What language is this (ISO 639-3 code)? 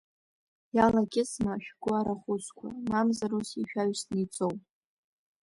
abk